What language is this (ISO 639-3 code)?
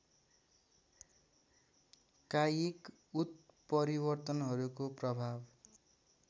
nep